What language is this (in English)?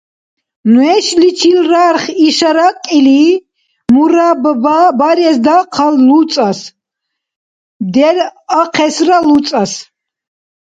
Dargwa